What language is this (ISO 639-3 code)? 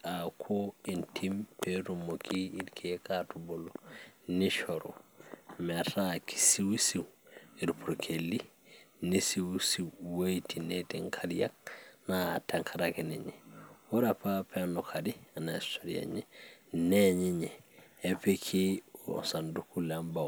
mas